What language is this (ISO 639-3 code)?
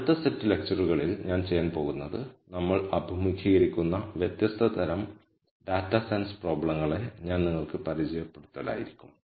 mal